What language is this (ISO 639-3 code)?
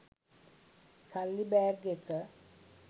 sin